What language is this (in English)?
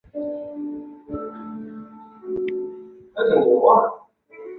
Chinese